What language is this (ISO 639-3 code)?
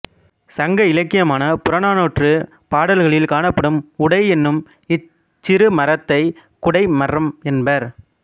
tam